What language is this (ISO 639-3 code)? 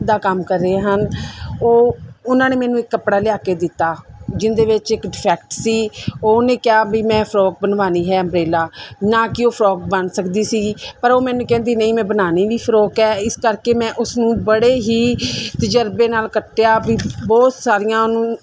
pan